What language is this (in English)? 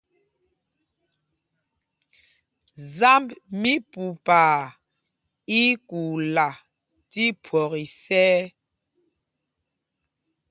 Mpumpong